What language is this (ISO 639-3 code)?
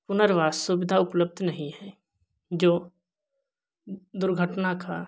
hin